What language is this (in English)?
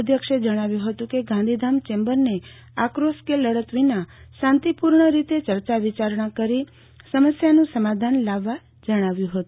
Gujarati